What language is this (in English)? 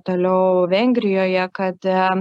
Lithuanian